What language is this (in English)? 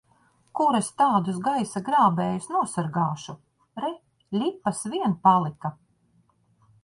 Latvian